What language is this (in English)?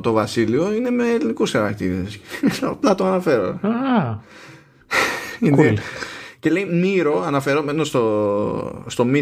Greek